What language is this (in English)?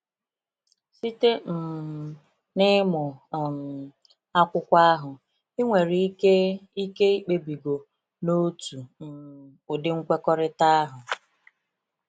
Igbo